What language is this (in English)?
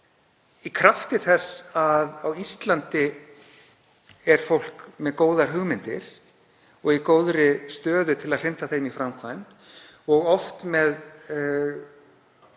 Icelandic